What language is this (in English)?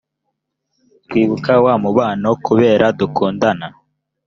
Kinyarwanda